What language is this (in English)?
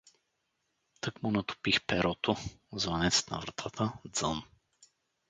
Bulgarian